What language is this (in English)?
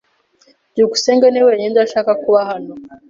Kinyarwanda